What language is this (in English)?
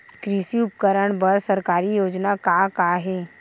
Chhattisgarhi